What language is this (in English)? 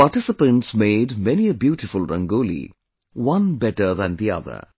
English